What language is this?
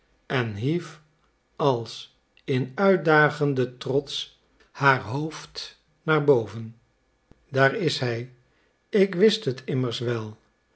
Dutch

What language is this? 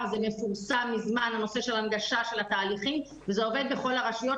Hebrew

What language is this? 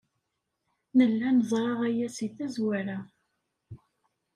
Kabyle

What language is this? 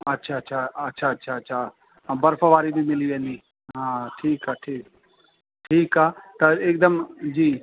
Sindhi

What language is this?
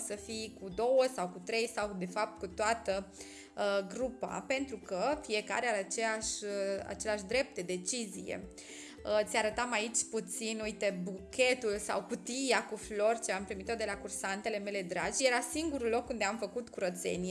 Romanian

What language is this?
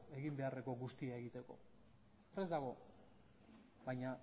Basque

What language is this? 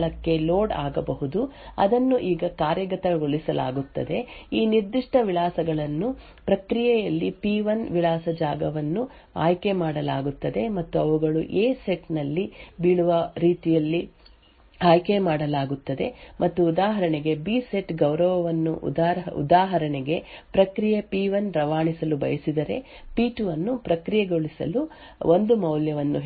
Kannada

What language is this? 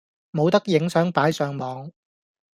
Cantonese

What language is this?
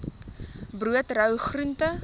Afrikaans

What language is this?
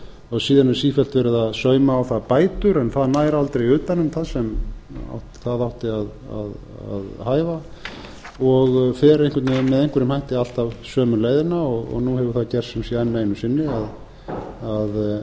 Icelandic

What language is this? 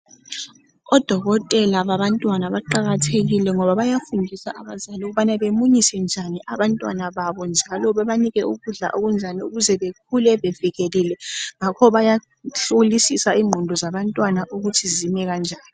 North Ndebele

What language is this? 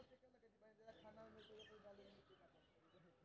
Maithili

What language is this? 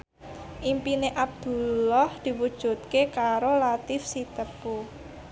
Javanese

